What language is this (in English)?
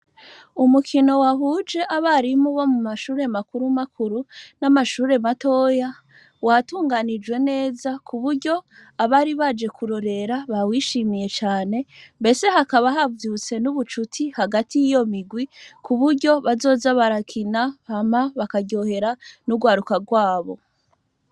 Rundi